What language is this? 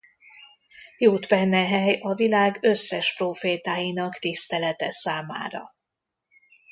Hungarian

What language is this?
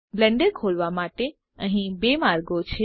Gujarati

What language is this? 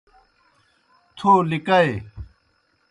Kohistani Shina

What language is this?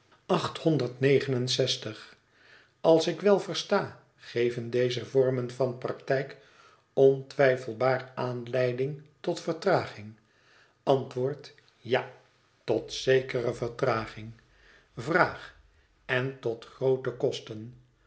Dutch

